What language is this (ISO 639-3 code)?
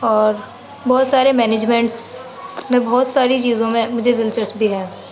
urd